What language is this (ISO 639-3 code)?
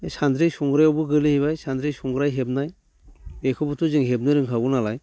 brx